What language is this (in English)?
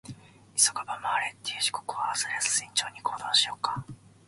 Japanese